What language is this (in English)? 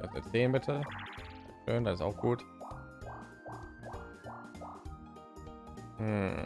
German